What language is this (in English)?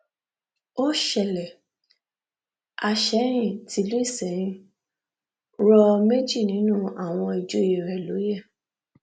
Yoruba